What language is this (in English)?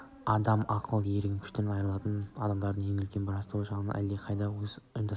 Kazakh